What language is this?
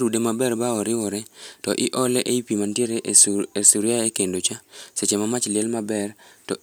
Luo (Kenya and Tanzania)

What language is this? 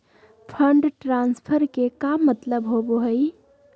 Magahi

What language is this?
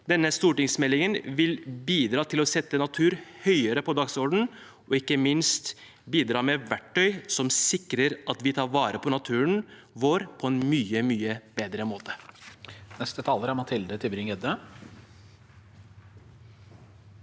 Norwegian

